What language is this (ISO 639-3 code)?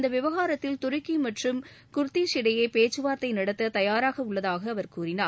tam